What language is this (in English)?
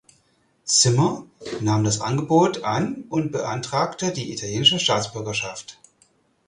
German